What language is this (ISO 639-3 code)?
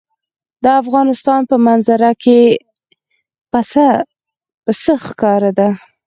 pus